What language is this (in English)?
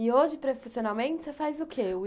Portuguese